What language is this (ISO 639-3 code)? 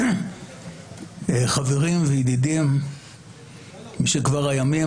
heb